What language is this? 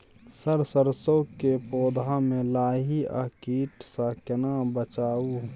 Maithili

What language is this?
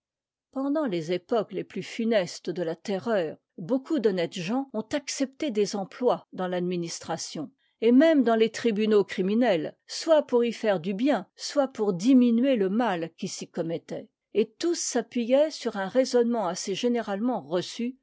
French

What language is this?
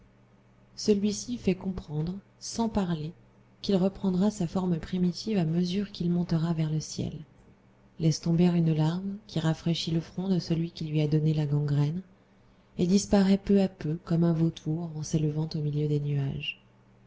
French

